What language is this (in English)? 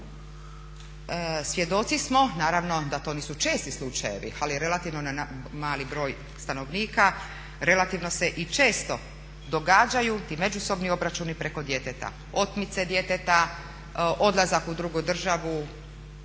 Croatian